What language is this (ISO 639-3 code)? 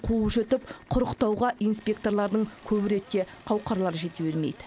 kaz